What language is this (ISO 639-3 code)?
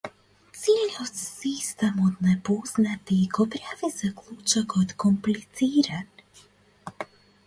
mkd